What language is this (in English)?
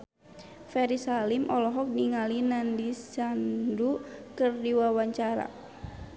Sundanese